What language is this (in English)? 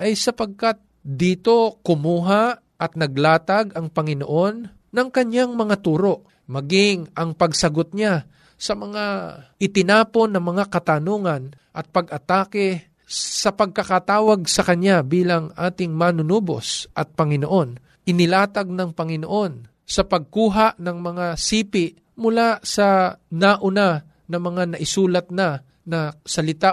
Filipino